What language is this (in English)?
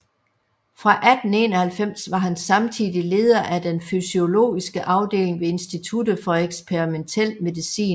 Danish